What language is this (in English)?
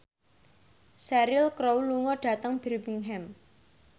Javanese